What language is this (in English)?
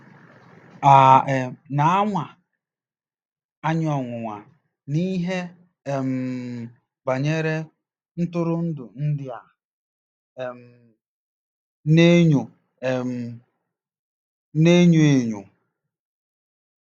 Igbo